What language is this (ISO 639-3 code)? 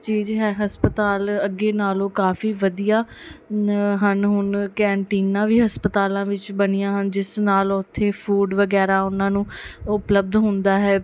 pan